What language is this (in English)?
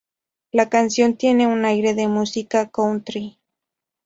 Spanish